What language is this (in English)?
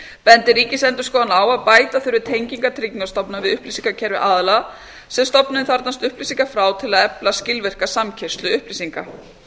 Icelandic